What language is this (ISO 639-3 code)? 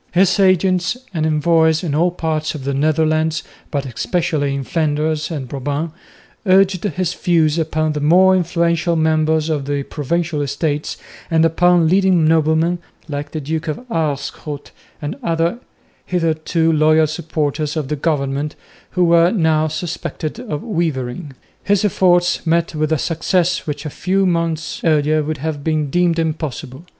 eng